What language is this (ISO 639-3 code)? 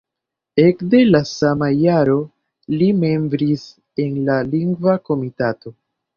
epo